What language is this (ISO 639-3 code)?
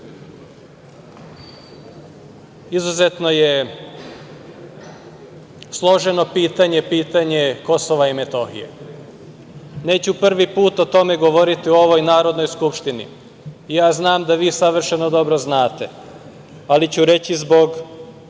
srp